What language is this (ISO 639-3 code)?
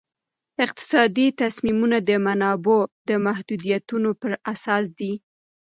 pus